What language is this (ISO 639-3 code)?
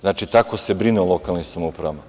srp